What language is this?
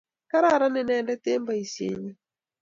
Kalenjin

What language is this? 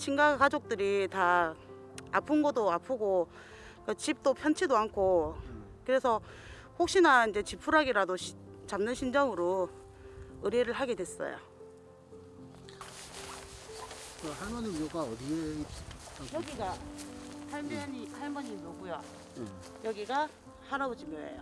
Korean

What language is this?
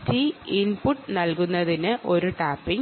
Malayalam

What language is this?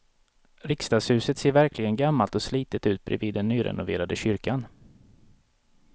Swedish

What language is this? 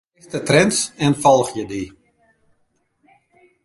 Western Frisian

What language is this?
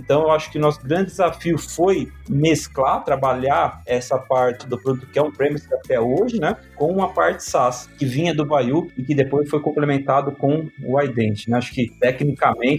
Portuguese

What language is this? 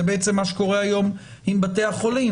Hebrew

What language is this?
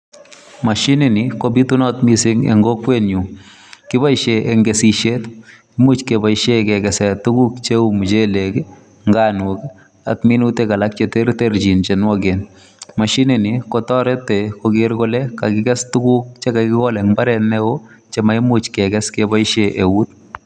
Kalenjin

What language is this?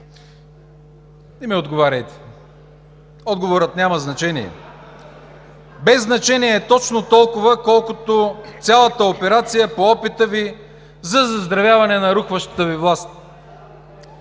Bulgarian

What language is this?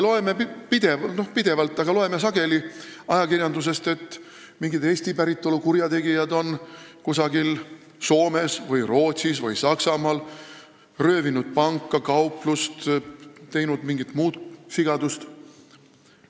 Estonian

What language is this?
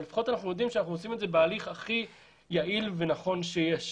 Hebrew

